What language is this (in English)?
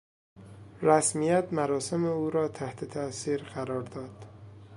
Persian